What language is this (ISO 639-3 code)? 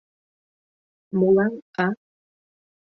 chm